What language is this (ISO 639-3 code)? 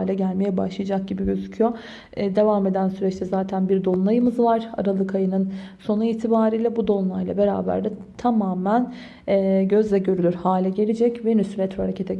tur